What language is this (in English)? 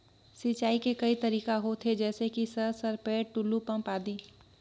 Chhattisgarhi